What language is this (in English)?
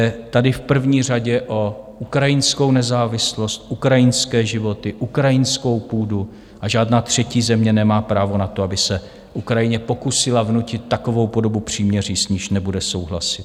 Czech